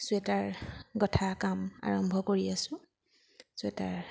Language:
Assamese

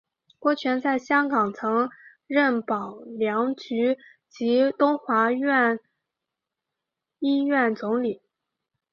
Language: Chinese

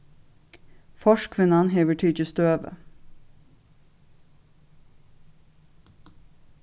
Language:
Faroese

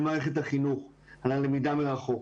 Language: Hebrew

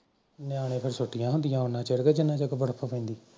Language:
Punjabi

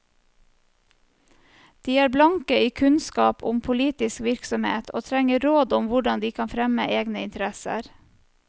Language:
Norwegian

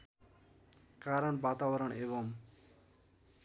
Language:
Nepali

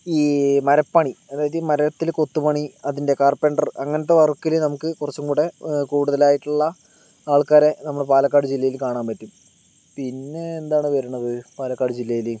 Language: Malayalam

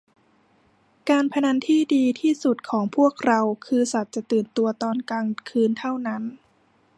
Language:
Thai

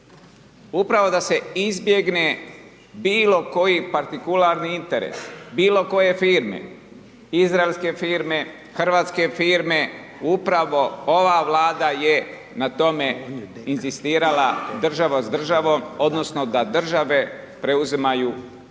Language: Croatian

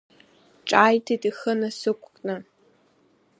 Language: Abkhazian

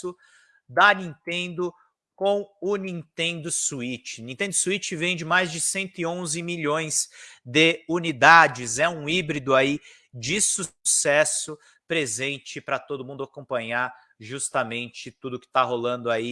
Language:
Portuguese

